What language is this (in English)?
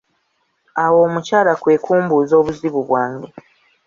Ganda